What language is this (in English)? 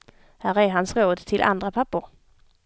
Swedish